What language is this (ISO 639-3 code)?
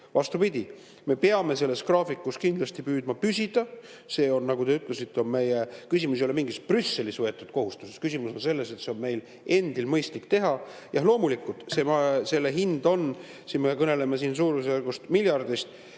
est